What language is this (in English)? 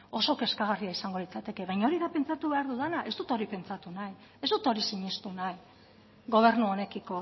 Basque